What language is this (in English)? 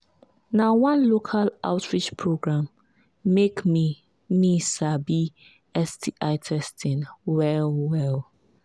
Nigerian Pidgin